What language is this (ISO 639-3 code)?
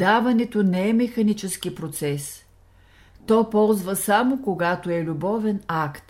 bul